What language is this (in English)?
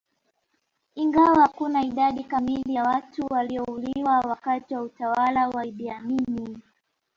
Swahili